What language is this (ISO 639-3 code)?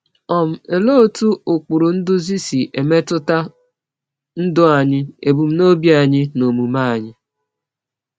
ibo